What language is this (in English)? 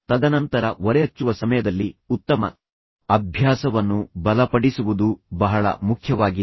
Kannada